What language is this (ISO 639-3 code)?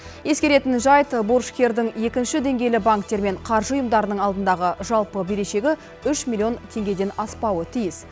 kaz